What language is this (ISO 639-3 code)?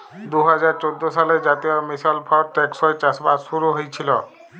ben